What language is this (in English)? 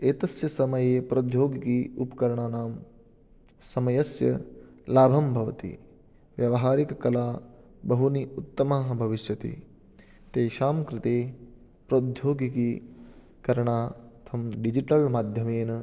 Sanskrit